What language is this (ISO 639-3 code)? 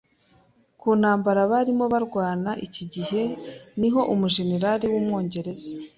kin